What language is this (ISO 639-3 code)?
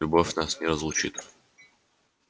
rus